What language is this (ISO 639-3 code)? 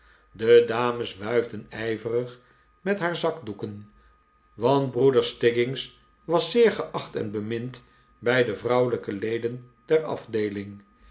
nld